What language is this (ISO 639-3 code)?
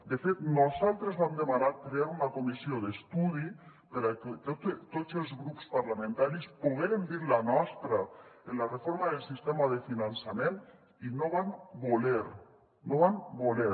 cat